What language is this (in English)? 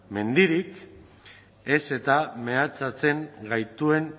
Basque